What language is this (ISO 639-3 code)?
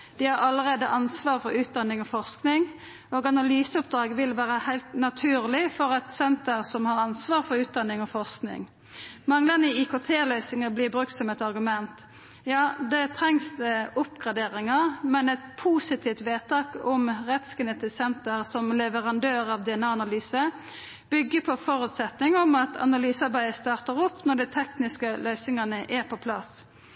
nno